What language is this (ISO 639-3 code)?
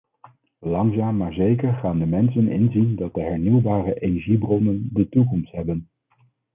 nld